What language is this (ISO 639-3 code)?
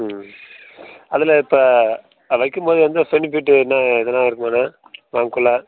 tam